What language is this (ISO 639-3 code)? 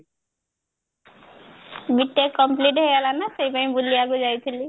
ori